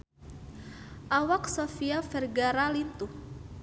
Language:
Sundanese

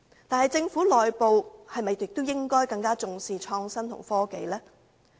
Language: Cantonese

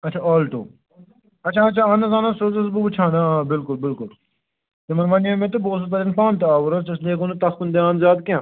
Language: Kashmiri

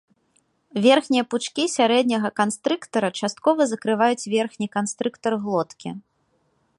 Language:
Belarusian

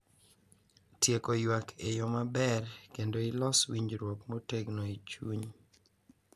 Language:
Luo (Kenya and Tanzania)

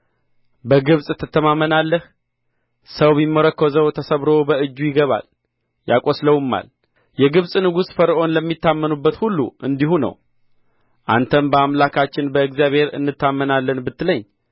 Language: Amharic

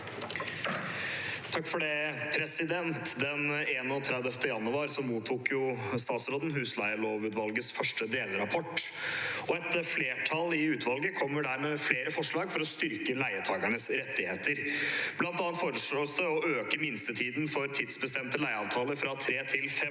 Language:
Norwegian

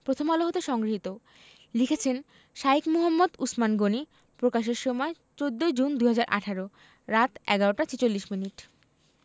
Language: Bangla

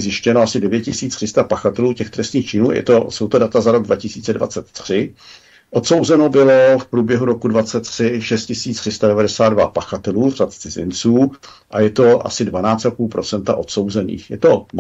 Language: Czech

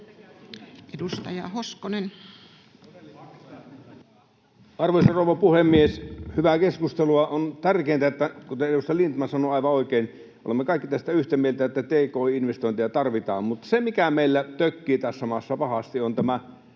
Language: Finnish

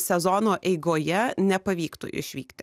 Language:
Lithuanian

